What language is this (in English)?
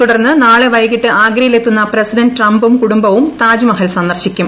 Malayalam